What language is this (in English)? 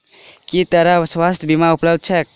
Maithili